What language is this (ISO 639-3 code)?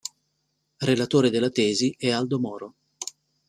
ita